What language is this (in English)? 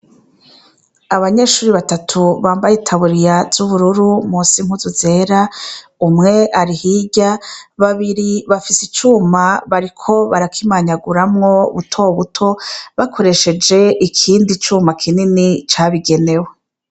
Rundi